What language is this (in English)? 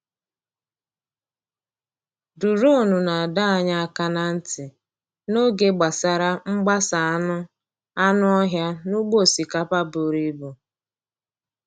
Igbo